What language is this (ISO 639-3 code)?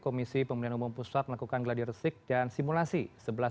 ind